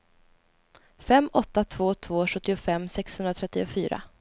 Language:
Swedish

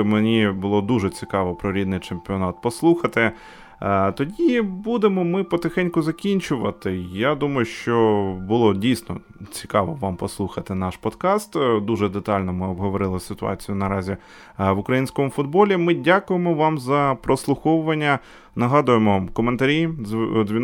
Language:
Ukrainian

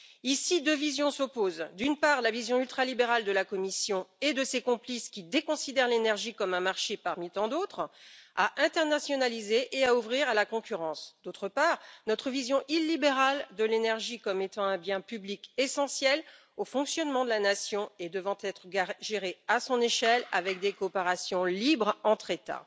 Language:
French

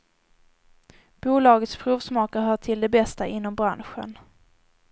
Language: Swedish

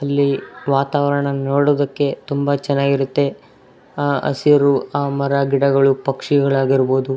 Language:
Kannada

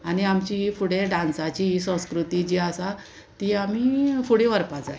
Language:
Konkani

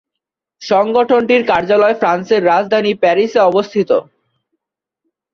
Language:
Bangla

